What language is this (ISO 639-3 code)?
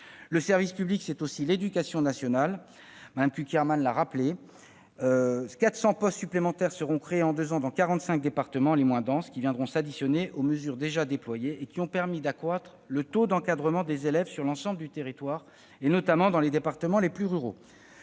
fra